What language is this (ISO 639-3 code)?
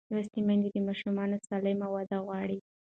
pus